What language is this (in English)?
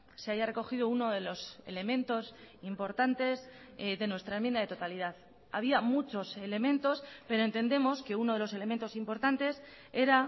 Spanish